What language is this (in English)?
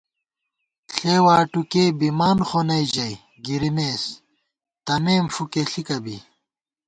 Gawar-Bati